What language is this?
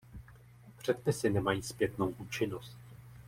Czech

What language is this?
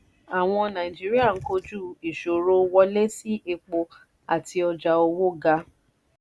Yoruba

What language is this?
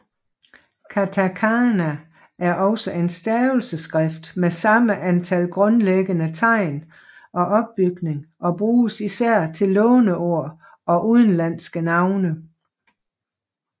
Danish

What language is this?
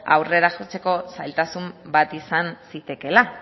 Basque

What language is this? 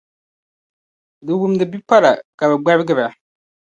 Dagbani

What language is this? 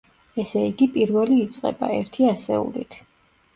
Georgian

